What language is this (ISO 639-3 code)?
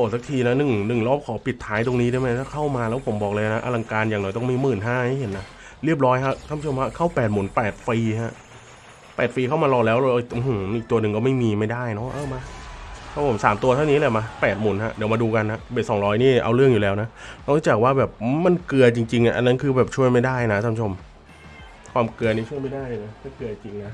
tha